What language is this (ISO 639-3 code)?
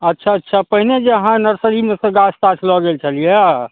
mai